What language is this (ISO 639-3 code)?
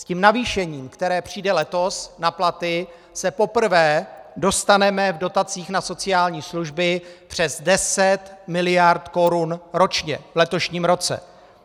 ces